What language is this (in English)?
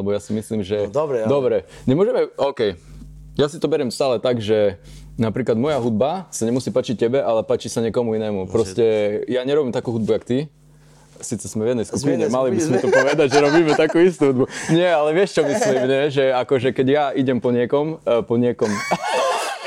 Slovak